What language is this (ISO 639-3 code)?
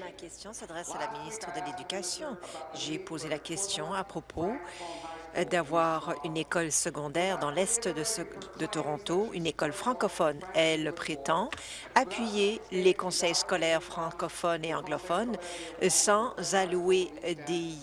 fra